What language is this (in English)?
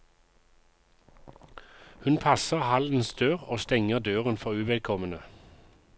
Norwegian